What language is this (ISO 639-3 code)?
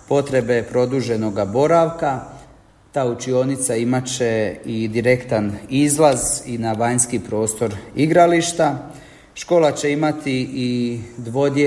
hrv